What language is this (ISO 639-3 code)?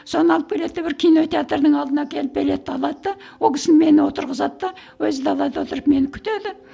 kaz